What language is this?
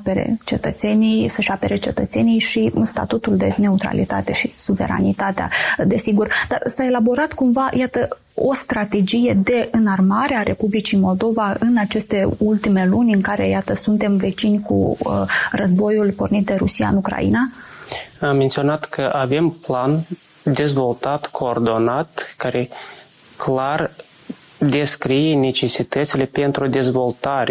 Romanian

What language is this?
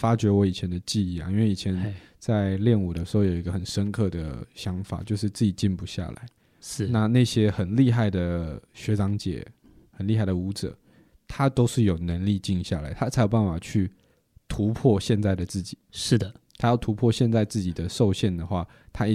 Chinese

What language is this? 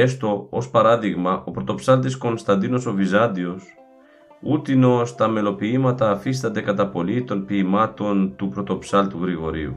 Greek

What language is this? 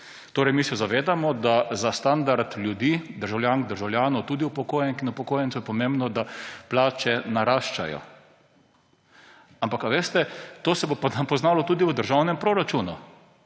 Slovenian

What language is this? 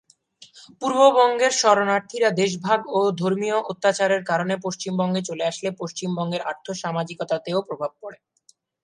Bangla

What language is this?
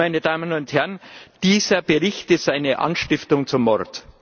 German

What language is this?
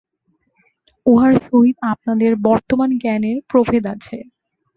Bangla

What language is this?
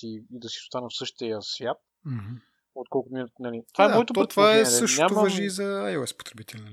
Bulgarian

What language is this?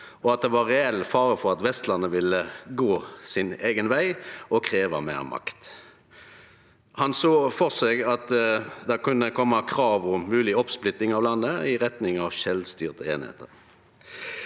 Norwegian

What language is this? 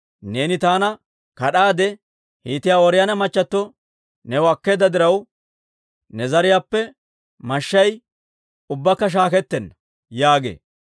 Dawro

